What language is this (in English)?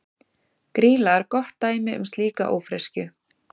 Icelandic